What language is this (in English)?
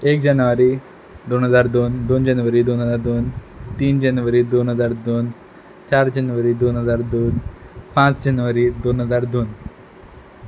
Konkani